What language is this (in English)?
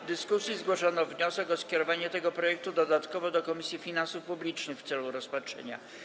Polish